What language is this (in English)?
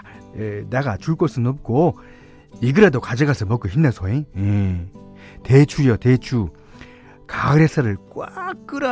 Korean